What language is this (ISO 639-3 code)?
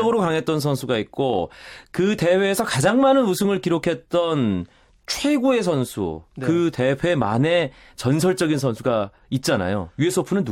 kor